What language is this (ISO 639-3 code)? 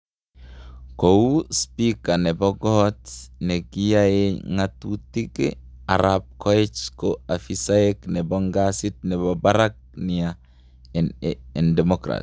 kln